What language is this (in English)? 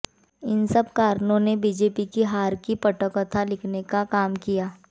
Hindi